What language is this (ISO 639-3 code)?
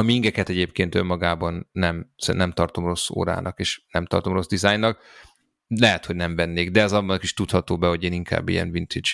hun